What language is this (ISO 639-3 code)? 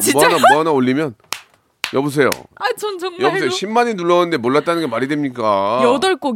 kor